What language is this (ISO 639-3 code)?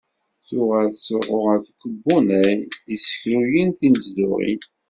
kab